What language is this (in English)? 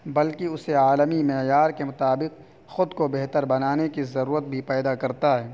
Urdu